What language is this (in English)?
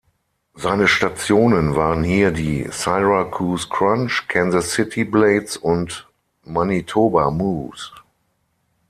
German